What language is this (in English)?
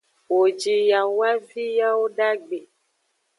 Aja (Benin)